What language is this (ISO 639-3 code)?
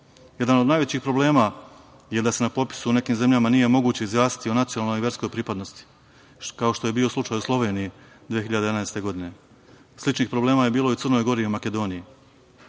srp